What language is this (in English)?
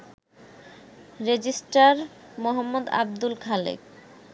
Bangla